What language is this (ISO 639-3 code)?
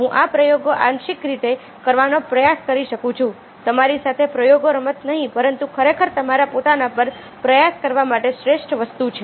guj